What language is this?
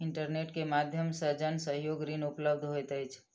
Maithili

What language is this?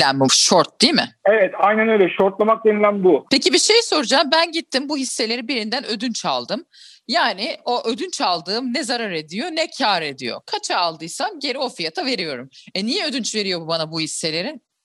Turkish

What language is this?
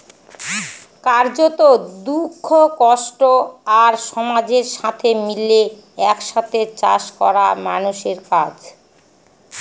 Bangla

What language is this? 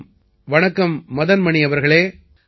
Tamil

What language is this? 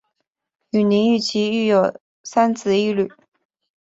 Chinese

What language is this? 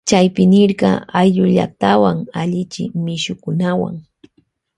Loja Highland Quichua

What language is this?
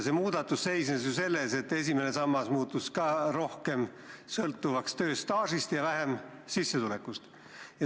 Estonian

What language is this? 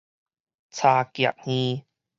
Min Nan Chinese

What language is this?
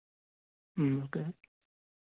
Telugu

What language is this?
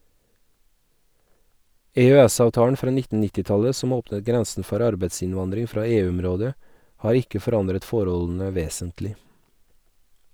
Norwegian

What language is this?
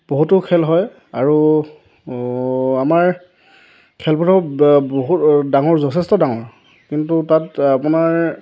Assamese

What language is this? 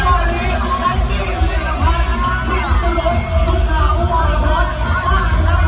Thai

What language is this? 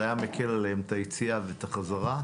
Hebrew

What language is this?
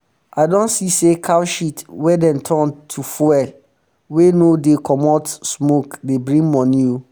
Nigerian Pidgin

